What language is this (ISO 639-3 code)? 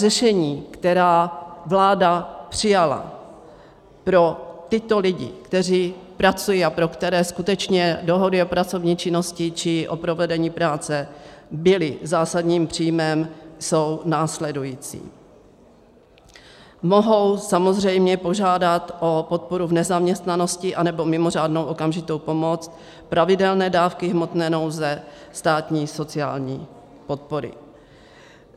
ces